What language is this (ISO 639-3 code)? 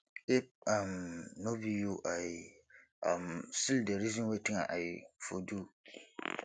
pcm